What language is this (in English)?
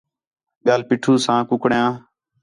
Khetrani